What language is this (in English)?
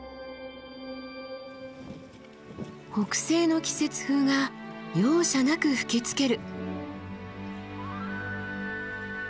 Japanese